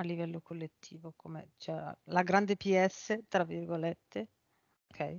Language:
Italian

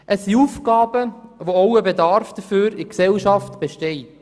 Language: Swiss German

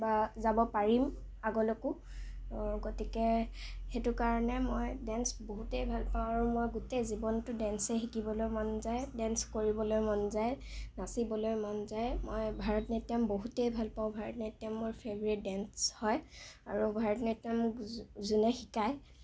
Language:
Assamese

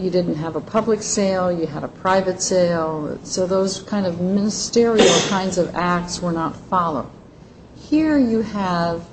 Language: English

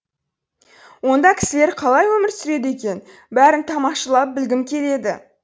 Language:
Kazakh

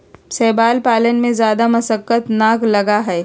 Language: Magahi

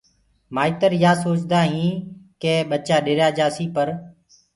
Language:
Gurgula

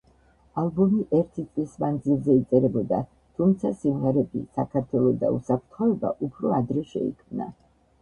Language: Georgian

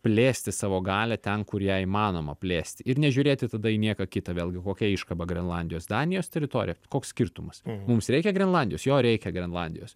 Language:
Lithuanian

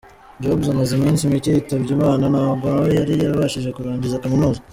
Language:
Kinyarwanda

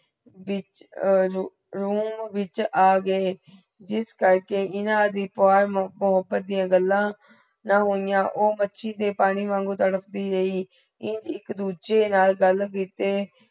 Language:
Punjabi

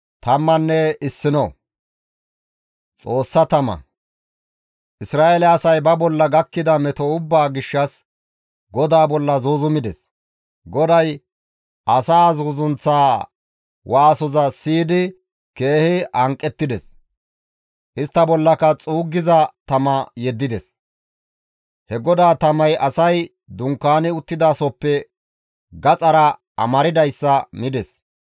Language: Gamo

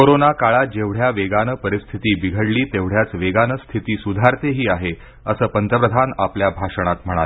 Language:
Marathi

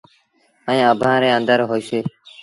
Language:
Sindhi Bhil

